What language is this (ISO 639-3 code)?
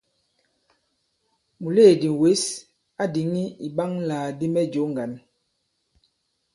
abb